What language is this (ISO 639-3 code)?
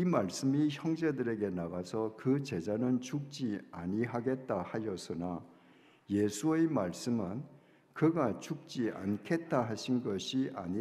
kor